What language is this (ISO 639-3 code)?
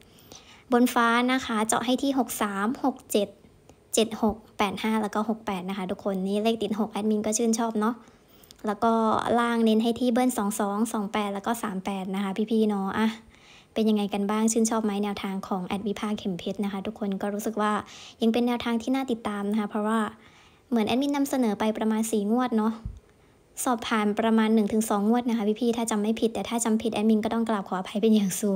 tha